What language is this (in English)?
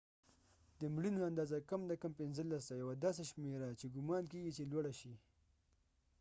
Pashto